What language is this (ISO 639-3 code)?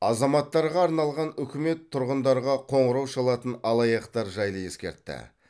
kaz